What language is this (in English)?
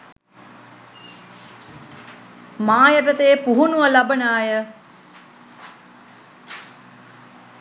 Sinhala